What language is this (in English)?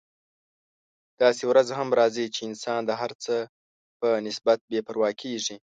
Pashto